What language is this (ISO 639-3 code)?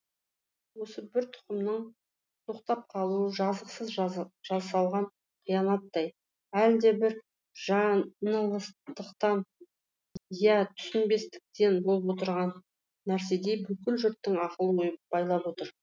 kaz